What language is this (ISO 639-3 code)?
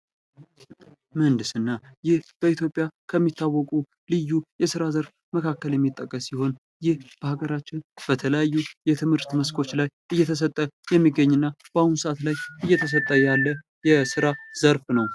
amh